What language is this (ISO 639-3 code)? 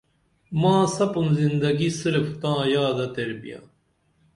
dml